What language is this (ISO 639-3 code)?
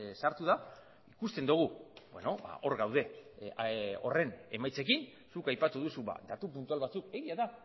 eus